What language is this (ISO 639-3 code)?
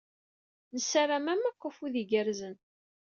kab